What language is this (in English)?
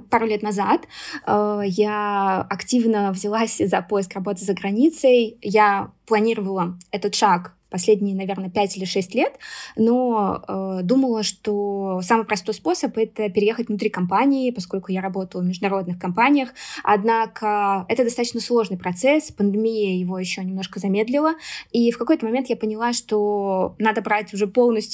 Russian